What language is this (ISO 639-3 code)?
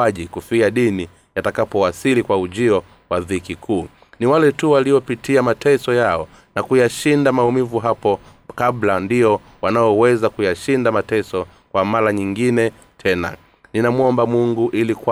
swa